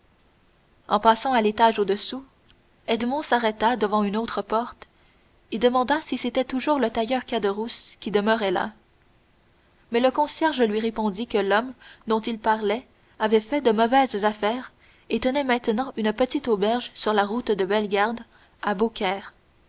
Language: French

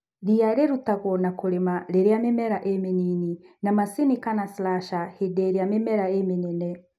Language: Kikuyu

